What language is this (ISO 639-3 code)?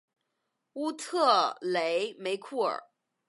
zho